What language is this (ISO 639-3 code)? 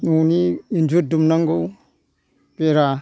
brx